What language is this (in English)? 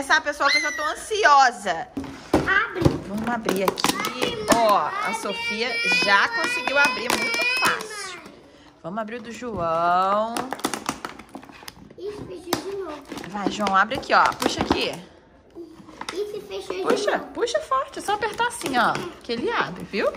Portuguese